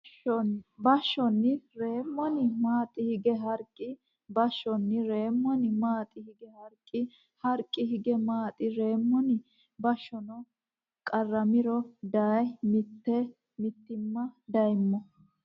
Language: Sidamo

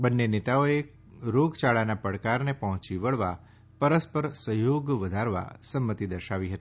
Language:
Gujarati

